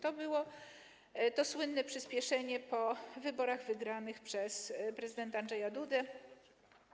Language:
Polish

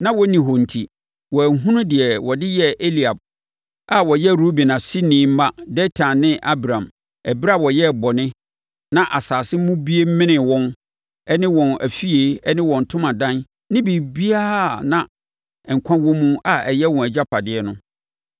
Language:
Akan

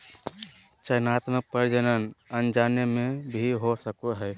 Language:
Magahi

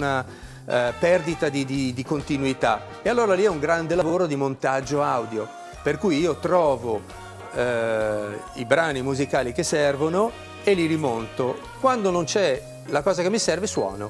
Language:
Italian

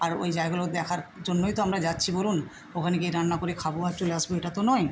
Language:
Bangla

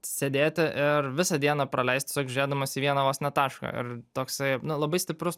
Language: Lithuanian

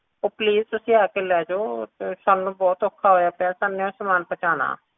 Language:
Punjabi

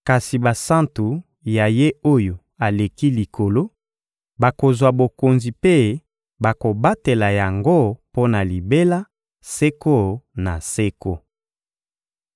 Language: Lingala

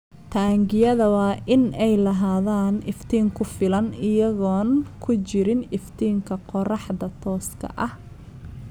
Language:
Somali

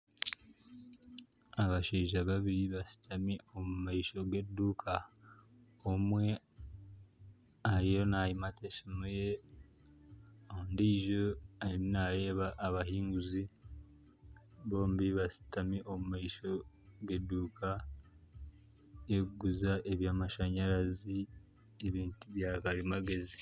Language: Nyankole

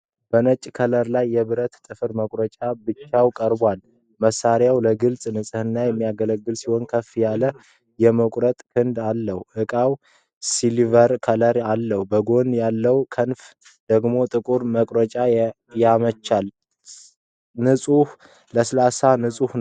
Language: Amharic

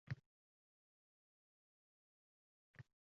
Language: Uzbek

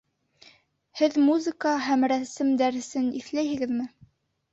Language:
Bashkir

